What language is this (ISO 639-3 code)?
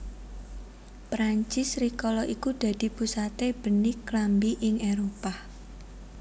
jav